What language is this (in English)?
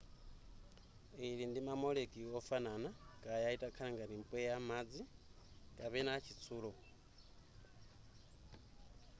Nyanja